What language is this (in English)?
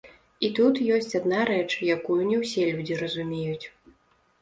Belarusian